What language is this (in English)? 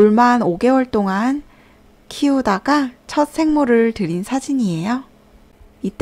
Korean